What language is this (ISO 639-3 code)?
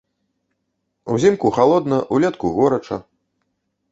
bel